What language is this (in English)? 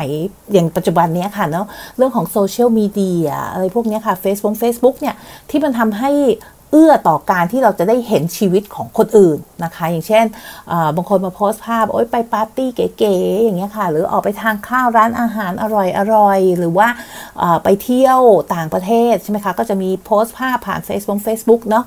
Thai